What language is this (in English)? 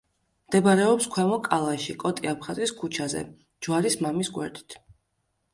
Georgian